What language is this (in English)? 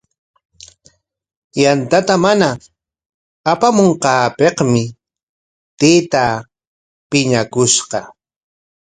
Corongo Ancash Quechua